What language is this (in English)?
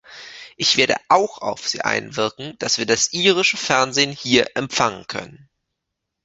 German